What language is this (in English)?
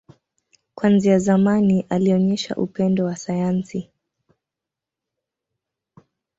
Swahili